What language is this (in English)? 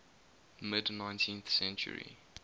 English